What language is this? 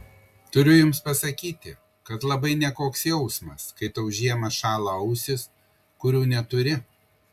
Lithuanian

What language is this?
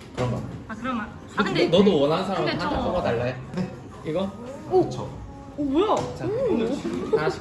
Korean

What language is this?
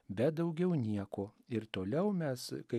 Lithuanian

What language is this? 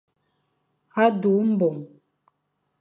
Fang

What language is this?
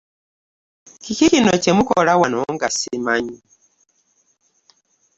Ganda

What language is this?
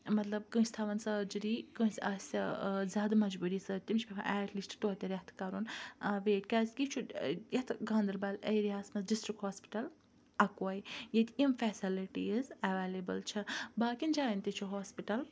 Kashmiri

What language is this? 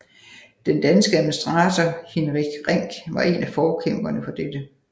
Danish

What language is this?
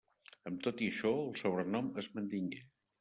Catalan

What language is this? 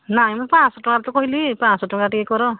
Odia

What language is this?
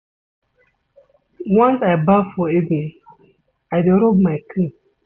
Nigerian Pidgin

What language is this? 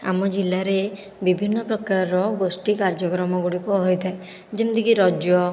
Odia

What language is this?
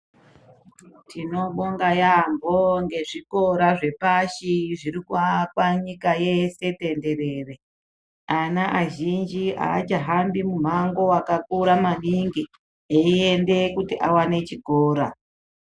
Ndau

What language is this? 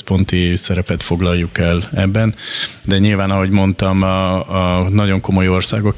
Hungarian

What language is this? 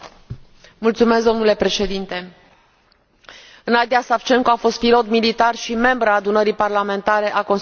Romanian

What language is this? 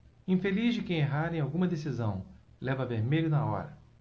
Portuguese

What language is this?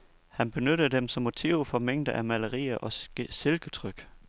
Danish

